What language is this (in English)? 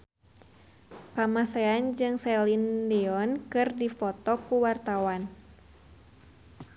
Sundanese